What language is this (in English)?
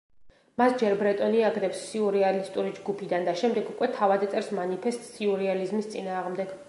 Georgian